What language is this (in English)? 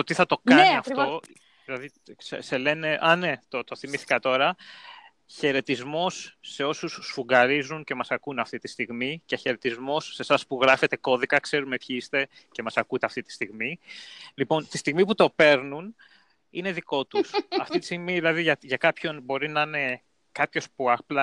Greek